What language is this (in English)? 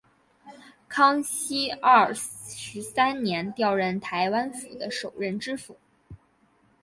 Chinese